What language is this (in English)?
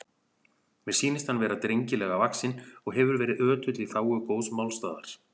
Icelandic